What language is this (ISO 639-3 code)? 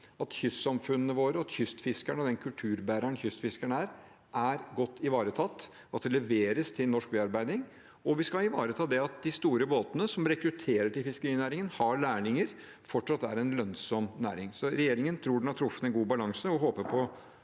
nor